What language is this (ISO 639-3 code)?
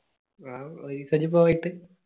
mal